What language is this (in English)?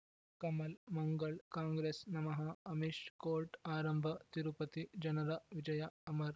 Kannada